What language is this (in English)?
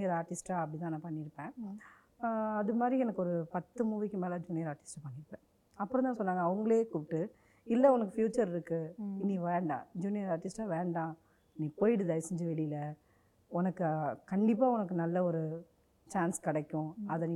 Tamil